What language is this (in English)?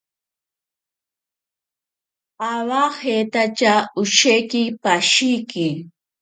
Ashéninka Perené